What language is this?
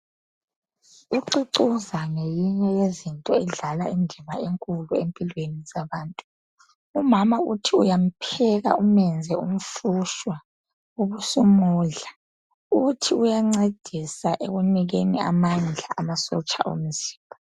North Ndebele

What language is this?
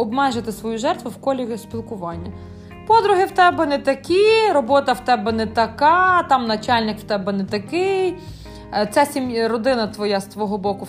Ukrainian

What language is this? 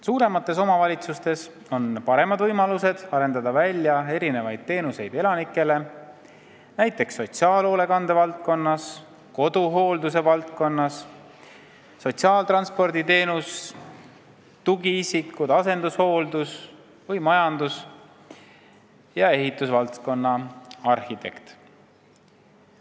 Estonian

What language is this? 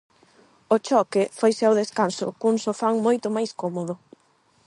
Galician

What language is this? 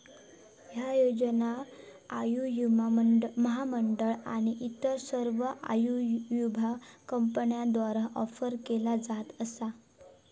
Marathi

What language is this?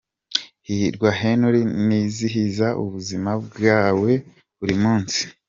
Kinyarwanda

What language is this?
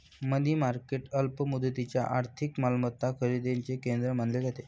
Marathi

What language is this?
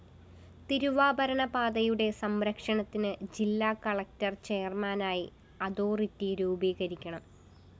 Malayalam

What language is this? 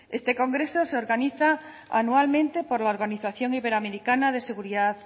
Spanish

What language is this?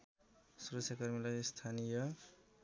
Nepali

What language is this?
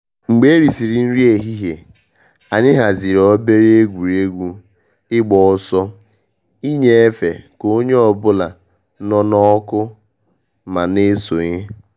Igbo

